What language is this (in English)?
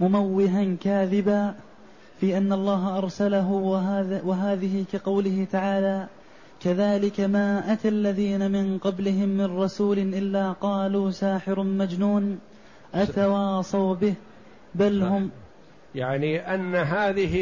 Arabic